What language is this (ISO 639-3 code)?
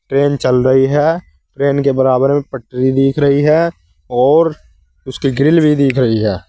hin